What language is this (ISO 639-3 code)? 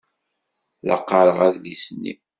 kab